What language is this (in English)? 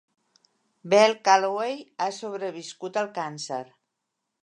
Catalan